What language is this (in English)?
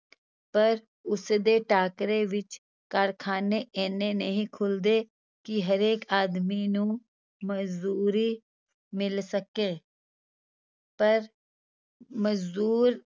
Punjabi